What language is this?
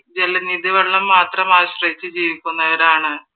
Malayalam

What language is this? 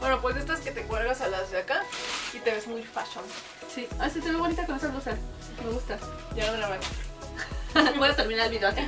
Spanish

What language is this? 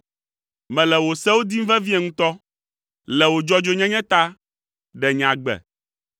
Ewe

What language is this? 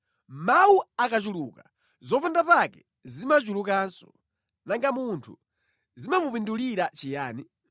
Nyanja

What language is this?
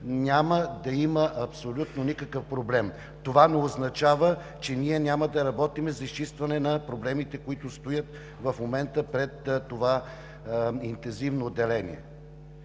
Bulgarian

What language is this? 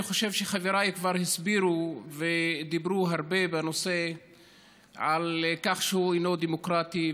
Hebrew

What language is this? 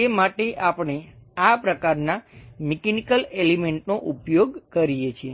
Gujarati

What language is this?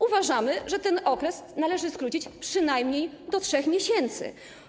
Polish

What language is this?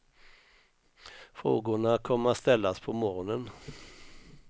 Swedish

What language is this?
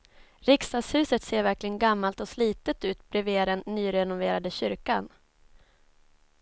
Swedish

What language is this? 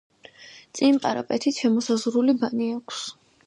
Georgian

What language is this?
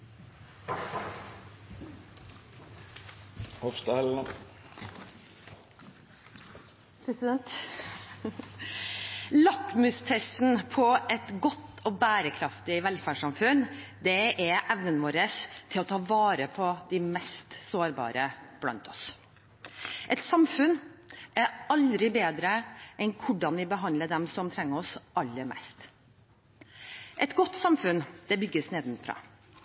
Norwegian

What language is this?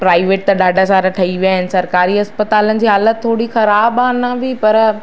Sindhi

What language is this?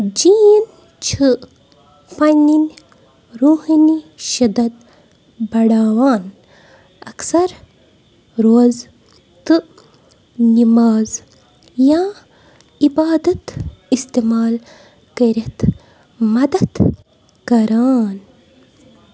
Kashmiri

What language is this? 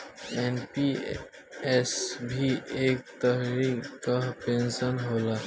Bhojpuri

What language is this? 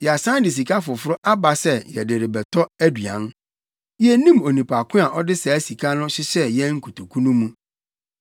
Akan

